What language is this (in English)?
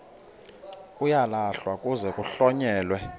Xhosa